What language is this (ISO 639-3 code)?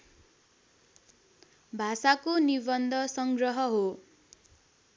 nep